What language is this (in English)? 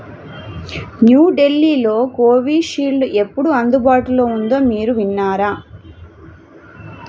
Telugu